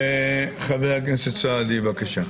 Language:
Hebrew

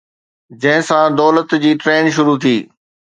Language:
Sindhi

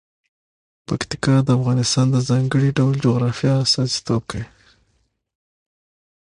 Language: Pashto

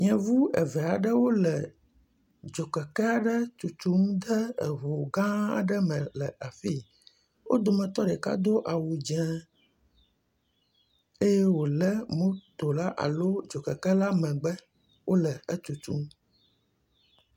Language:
Ewe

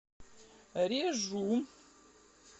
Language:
Russian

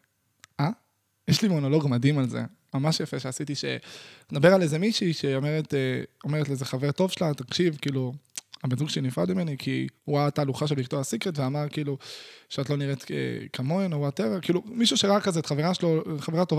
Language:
Hebrew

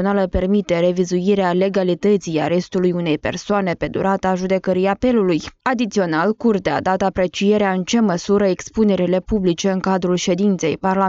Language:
Romanian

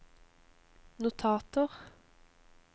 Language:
Norwegian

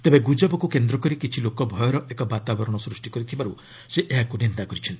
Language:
Odia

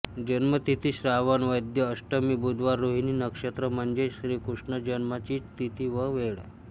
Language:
Marathi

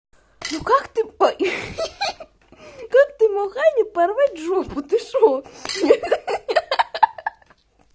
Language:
Russian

